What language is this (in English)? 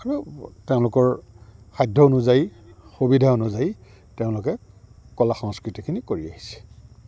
Assamese